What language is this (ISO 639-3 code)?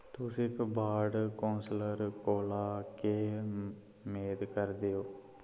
doi